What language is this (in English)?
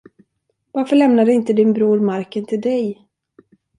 Swedish